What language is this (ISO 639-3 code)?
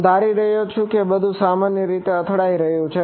guj